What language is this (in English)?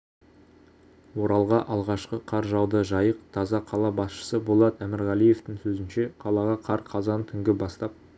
Kazakh